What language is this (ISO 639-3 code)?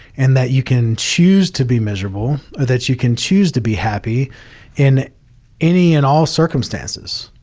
eng